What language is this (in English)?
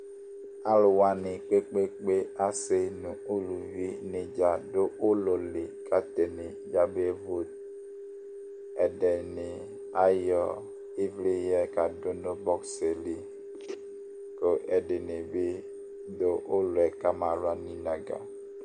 Ikposo